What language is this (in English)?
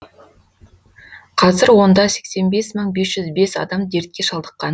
Kazakh